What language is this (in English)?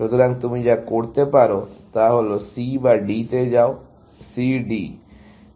Bangla